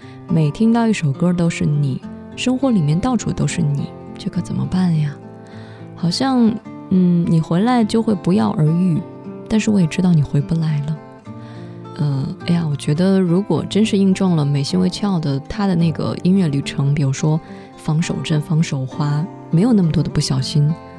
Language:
Chinese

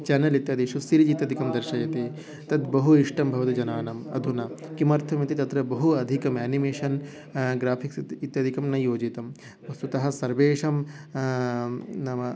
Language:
Sanskrit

